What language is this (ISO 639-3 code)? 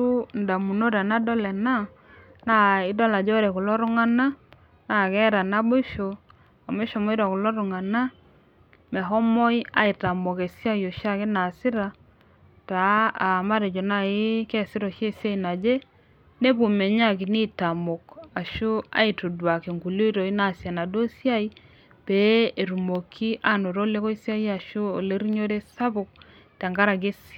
mas